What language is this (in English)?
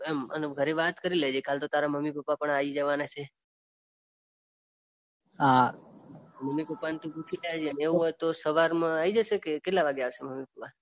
Gujarati